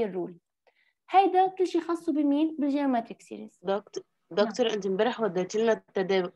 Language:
Arabic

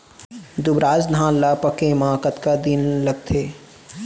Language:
Chhattisgarhi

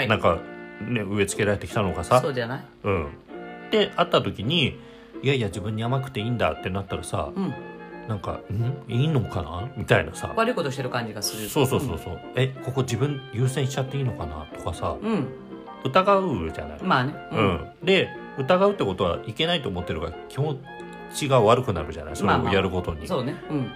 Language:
Japanese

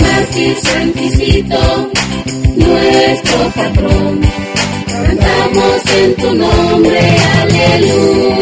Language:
Indonesian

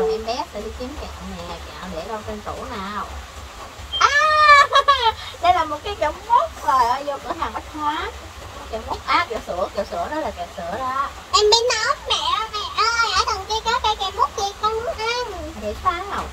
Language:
Vietnamese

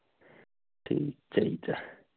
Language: Punjabi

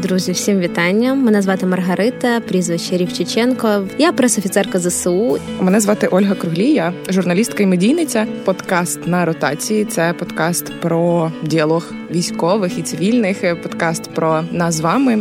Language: Ukrainian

